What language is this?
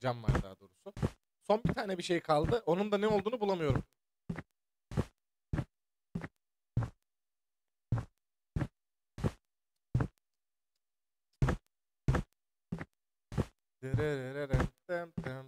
Turkish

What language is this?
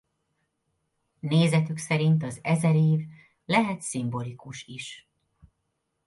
Hungarian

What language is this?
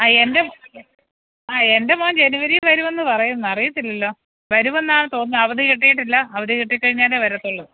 Malayalam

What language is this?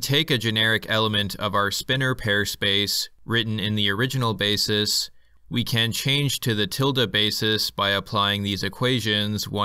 English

